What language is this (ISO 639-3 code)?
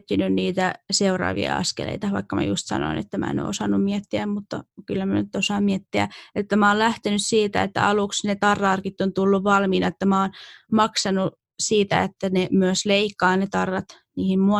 fin